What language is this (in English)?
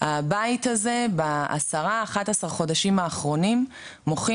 Hebrew